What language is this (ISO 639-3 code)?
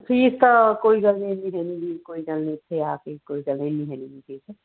pan